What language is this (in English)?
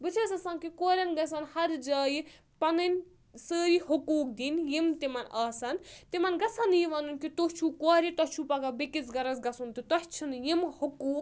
Kashmiri